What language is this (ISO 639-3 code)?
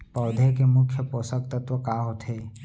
hne